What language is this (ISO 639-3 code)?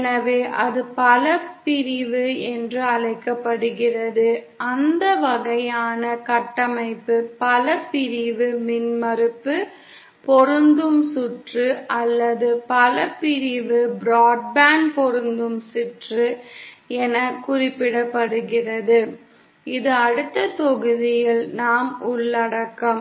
tam